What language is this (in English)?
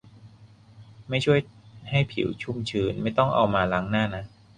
Thai